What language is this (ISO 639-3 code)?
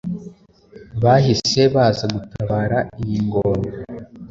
kin